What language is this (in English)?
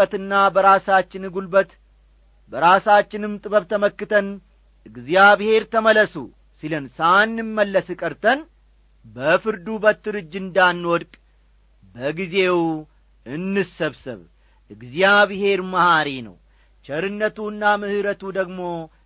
Amharic